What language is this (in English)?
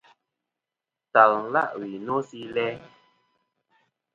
Kom